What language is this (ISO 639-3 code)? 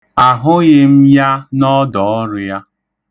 ibo